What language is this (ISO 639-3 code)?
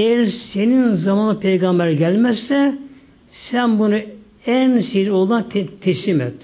tur